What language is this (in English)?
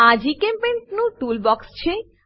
Gujarati